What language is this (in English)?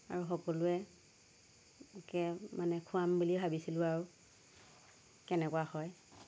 Assamese